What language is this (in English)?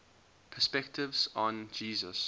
English